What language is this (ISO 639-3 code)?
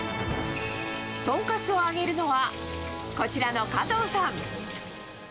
jpn